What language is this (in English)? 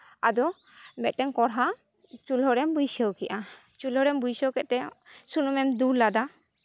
Santali